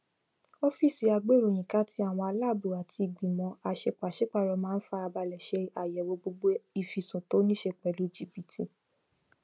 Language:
Yoruba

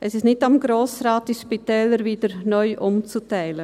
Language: Swiss German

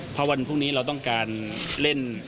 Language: Thai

